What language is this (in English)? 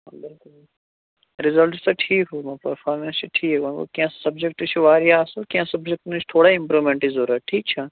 Kashmiri